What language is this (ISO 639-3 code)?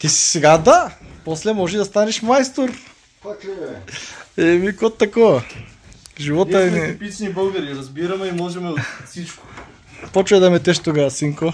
bul